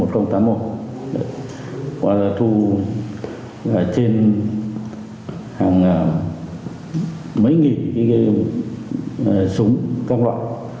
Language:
Vietnamese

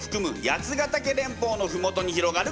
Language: Japanese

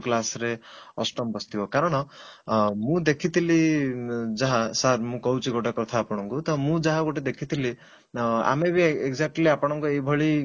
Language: Odia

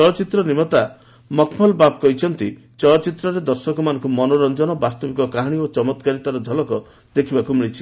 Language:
Odia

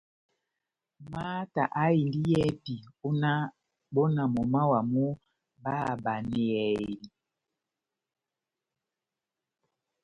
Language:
Batanga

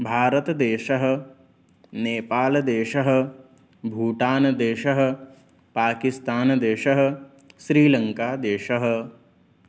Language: Sanskrit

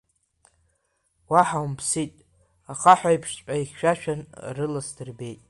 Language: Abkhazian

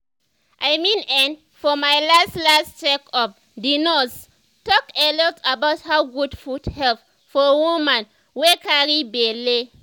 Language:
Nigerian Pidgin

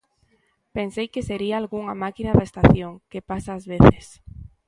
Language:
Galician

